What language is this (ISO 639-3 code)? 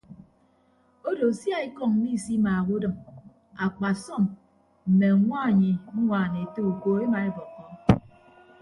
ibb